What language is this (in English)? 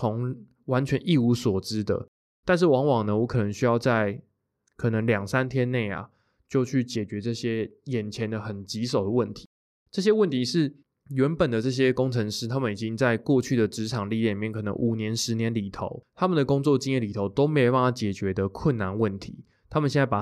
Chinese